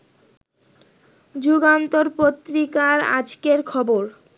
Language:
Bangla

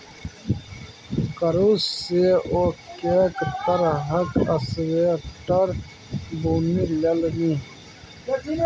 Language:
Maithili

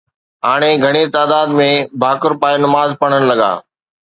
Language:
Sindhi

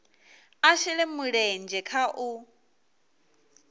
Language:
Venda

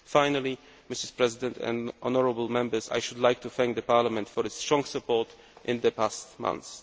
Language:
English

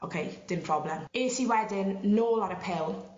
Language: Welsh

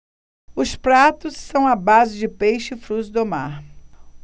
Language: Portuguese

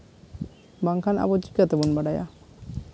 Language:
Santali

